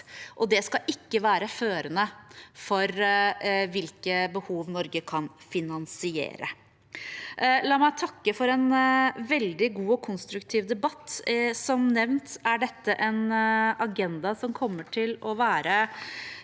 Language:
Norwegian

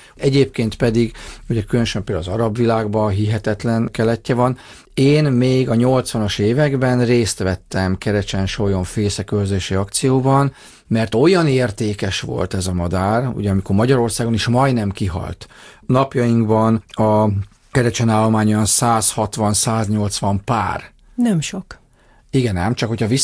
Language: Hungarian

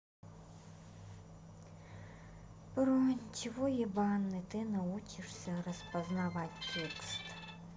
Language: Russian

